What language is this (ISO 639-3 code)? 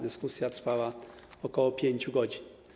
pol